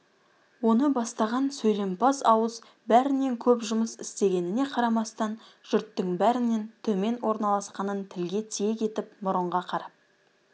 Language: Kazakh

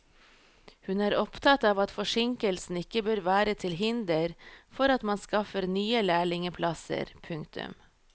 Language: Norwegian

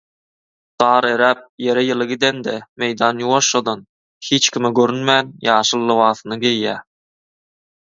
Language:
Turkmen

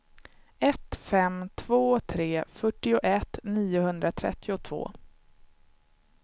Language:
Swedish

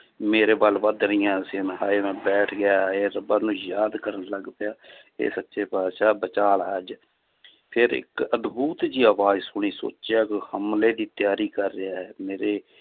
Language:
Punjabi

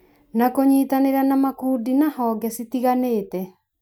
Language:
Kikuyu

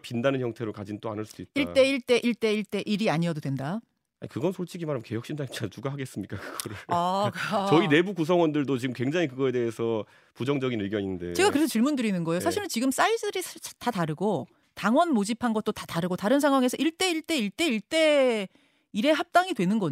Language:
Korean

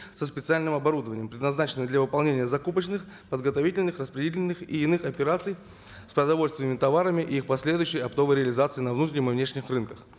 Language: Kazakh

